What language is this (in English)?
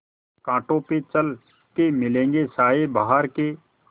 Hindi